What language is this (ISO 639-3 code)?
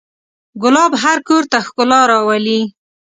pus